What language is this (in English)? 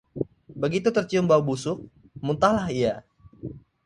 Indonesian